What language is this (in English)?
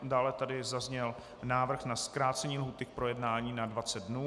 Czech